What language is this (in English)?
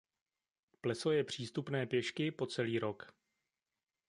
Czech